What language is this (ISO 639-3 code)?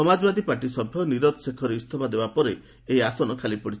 ori